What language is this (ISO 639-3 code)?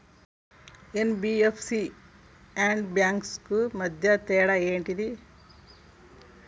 tel